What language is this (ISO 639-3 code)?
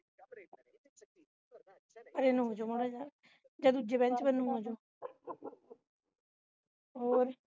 pan